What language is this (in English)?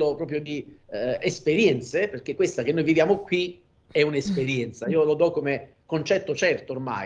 Italian